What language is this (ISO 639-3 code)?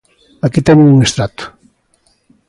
glg